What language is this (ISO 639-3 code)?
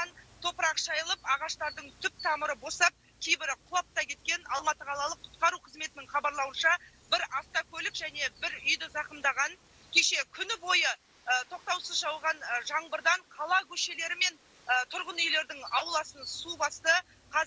tur